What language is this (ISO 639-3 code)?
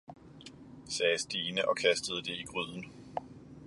dan